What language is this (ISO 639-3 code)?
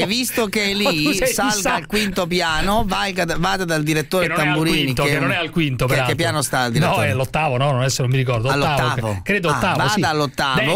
ita